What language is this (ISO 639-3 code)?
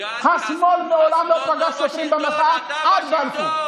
heb